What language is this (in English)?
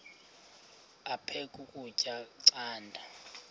Xhosa